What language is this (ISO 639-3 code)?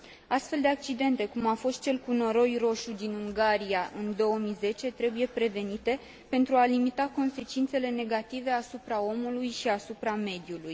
ron